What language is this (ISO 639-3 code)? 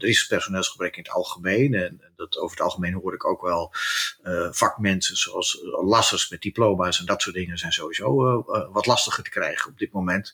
nld